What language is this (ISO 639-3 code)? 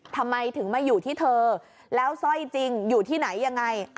tha